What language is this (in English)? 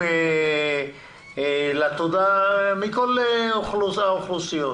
Hebrew